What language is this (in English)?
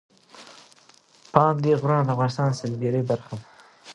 Pashto